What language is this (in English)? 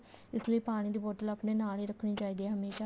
Punjabi